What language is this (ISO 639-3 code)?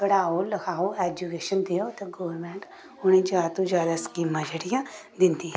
doi